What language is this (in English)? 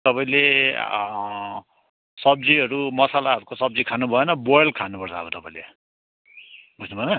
Nepali